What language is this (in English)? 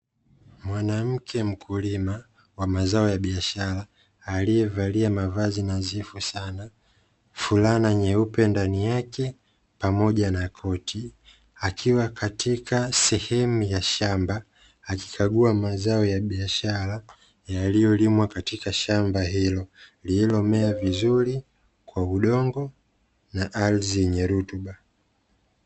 Swahili